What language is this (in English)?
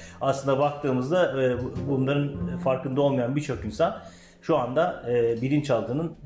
Turkish